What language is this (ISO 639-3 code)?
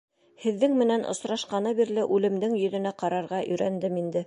bak